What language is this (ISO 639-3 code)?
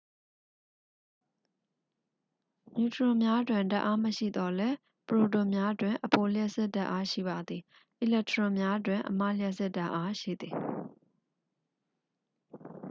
mya